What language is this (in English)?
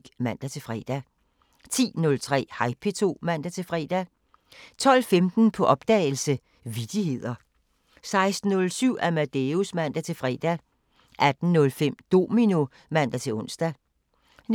Danish